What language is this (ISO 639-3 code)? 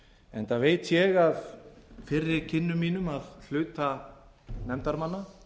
isl